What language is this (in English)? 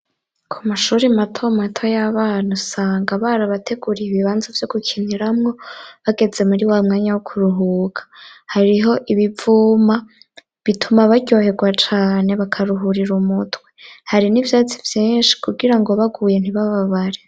Rundi